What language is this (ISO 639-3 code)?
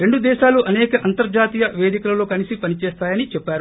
tel